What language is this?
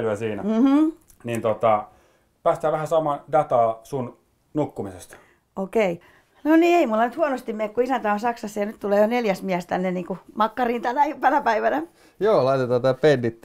Finnish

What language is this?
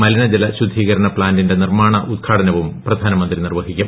Malayalam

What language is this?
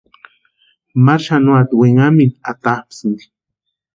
Western Highland Purepecha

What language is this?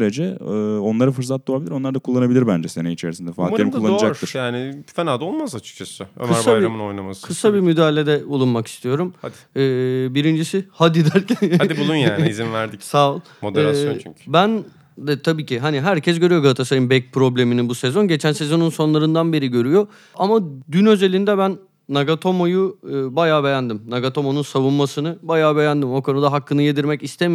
Turkish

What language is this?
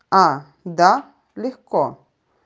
Russian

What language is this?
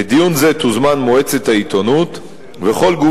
Hebrew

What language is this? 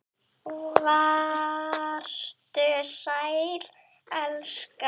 Icelandic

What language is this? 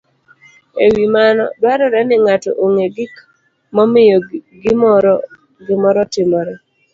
Luo (Kenya and Tanzania)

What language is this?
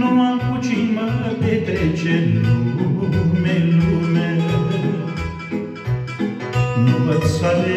Romanian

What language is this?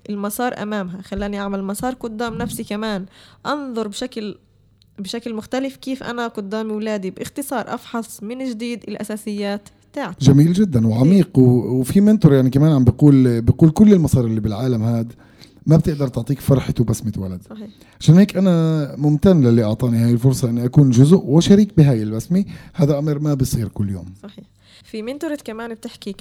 Arabic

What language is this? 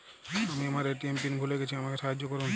Bangla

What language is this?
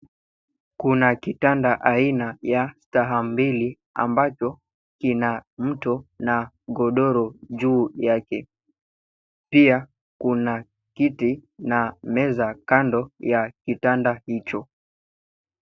Swahili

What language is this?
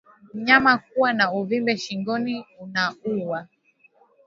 Swahili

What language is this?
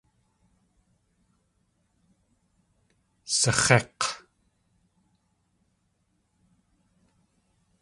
Tlingit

